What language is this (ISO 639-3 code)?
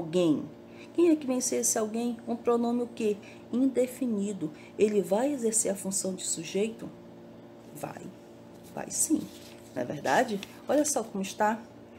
por